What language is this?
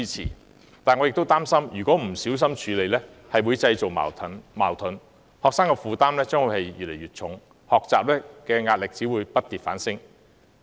Cantonese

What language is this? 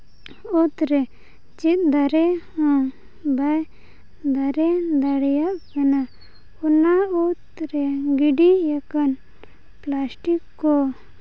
Santali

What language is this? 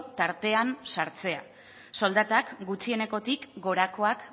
Basque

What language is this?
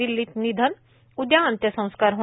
Marathi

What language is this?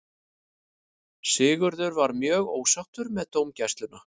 Icelandic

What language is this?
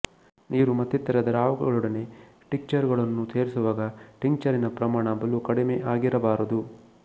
Kannada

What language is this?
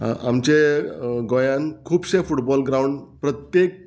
Konkani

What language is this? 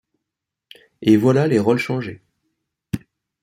French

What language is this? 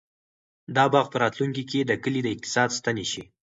Pashto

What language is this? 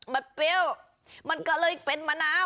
Thai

